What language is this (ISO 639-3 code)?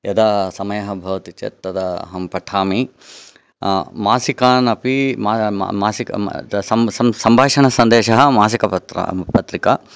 san